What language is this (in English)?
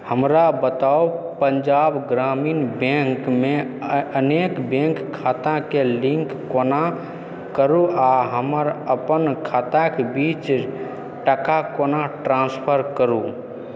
Maithili